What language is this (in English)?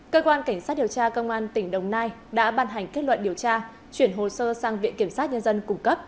Vietnamese